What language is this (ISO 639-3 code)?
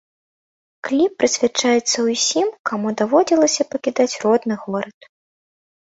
bel